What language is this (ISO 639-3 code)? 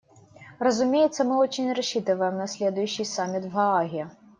rus